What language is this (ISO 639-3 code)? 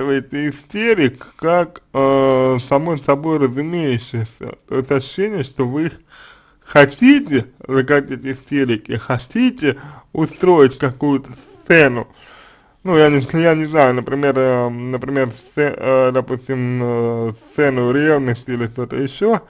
rus